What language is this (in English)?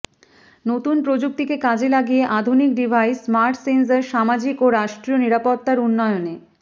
Bangla